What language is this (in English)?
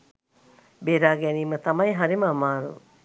Sinhala